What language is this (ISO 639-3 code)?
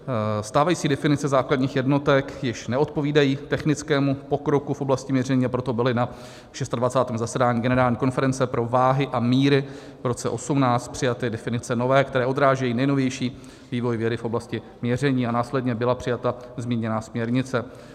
ces